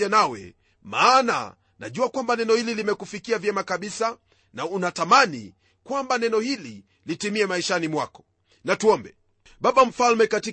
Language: Swahili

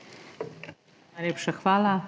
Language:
Slovenian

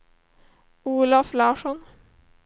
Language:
Swedish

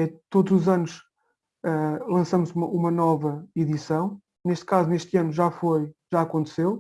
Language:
Portuguese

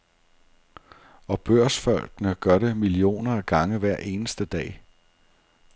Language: Danish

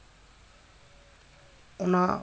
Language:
Santali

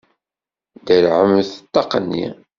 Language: Kabyle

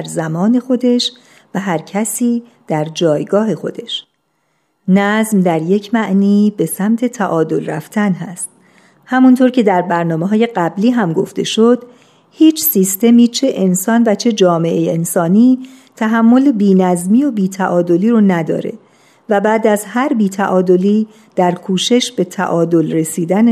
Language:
Persian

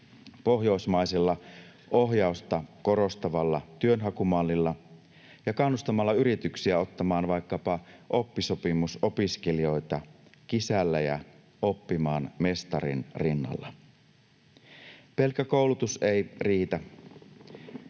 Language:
Finnish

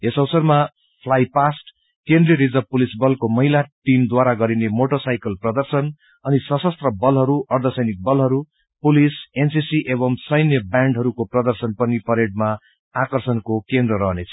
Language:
Nepali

